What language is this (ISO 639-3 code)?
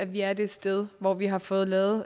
dan